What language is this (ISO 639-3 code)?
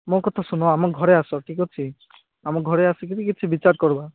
ori